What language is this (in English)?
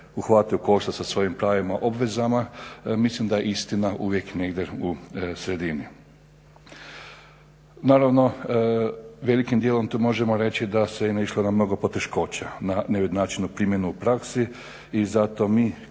Croatian